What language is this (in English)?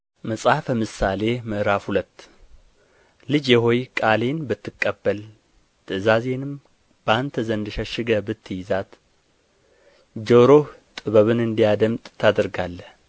Amharic